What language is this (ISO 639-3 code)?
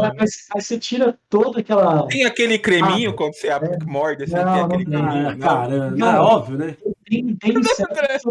por